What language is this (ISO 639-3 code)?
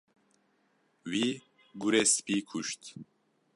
kur